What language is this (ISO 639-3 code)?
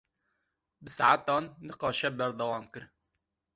kur